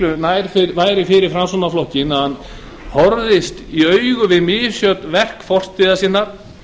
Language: Icelandic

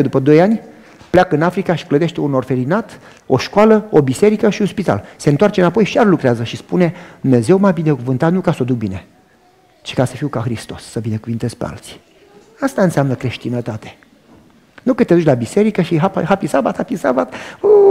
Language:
Romanian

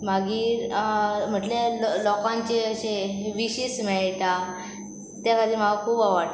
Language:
Konkani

